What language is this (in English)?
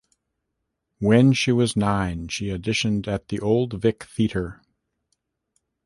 English